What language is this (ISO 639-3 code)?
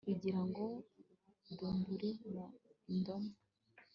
kin